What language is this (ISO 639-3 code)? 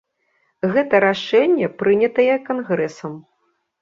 bel